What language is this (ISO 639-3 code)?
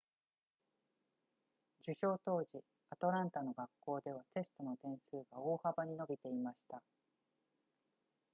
jpn